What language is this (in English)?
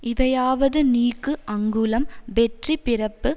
Tamil